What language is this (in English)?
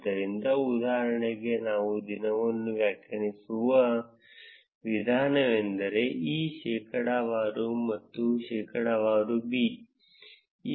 Kannada